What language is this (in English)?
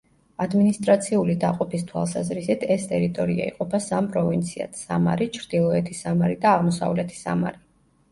Georgian